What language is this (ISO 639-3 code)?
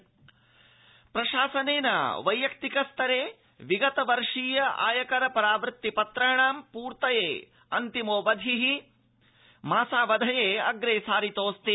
san